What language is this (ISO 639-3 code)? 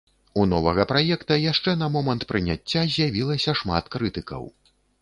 bel